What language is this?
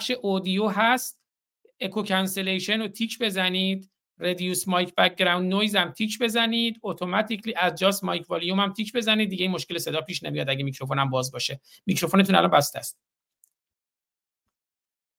Persian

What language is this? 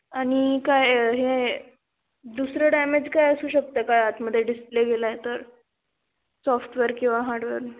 Marathi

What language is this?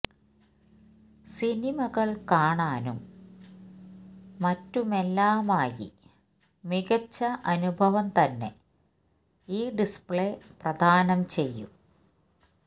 Malayalam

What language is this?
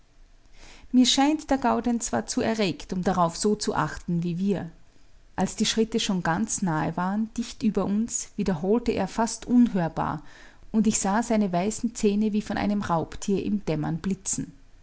German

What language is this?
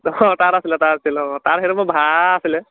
Assamese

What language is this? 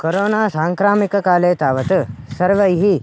Sanskrit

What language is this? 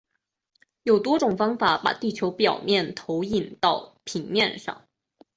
Chinese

